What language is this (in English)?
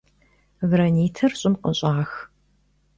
Kabardian